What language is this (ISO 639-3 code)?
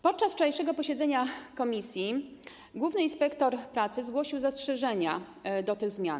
pol